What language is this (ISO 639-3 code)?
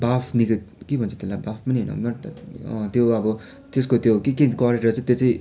nep